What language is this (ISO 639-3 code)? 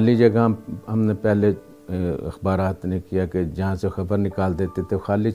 urd